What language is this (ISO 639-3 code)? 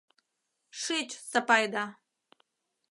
chm